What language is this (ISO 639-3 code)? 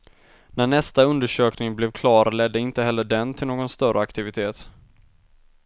swe